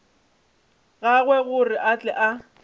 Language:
Northern Sotho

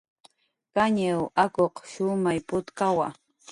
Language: Jaqaru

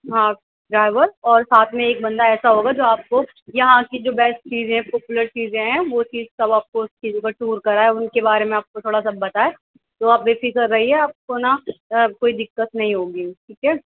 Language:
Urdu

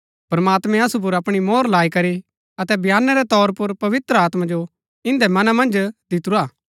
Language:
Gaddi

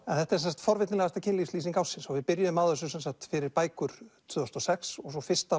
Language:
Icelandic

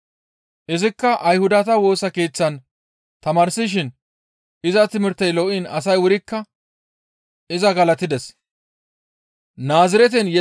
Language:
Gamo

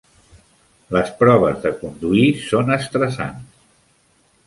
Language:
Catalan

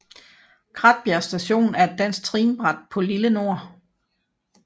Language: Danish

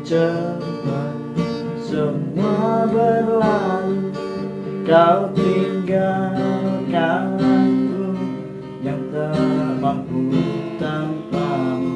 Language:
Indonesian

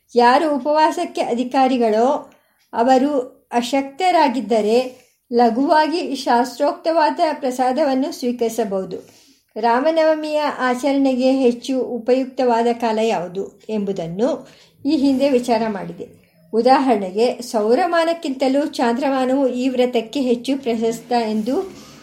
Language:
Kannada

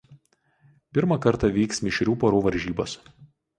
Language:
Lithuanian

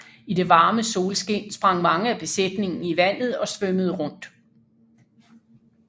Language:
Danish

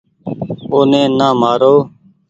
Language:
Goaria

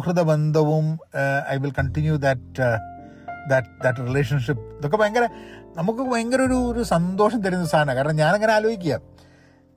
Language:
Malayalam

